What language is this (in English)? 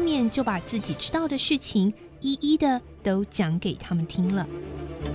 Chinese